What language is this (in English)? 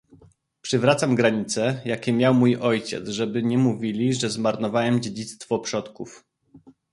Polish